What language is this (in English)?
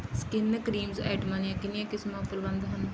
Punjabi